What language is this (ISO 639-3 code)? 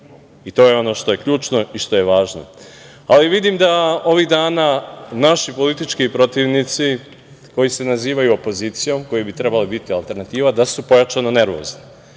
srp